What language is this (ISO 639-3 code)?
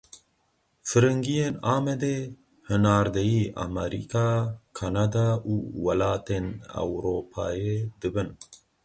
kur